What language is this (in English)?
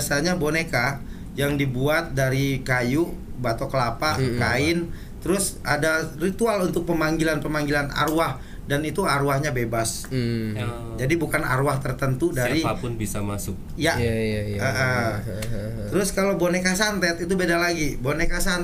Indonesian